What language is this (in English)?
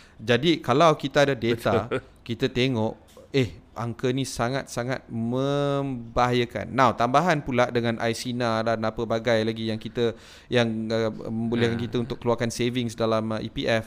Malay